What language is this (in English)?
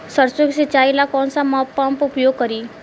Bhojpuri